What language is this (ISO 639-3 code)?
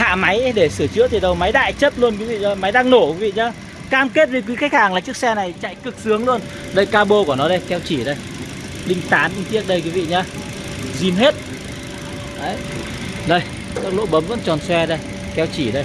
vie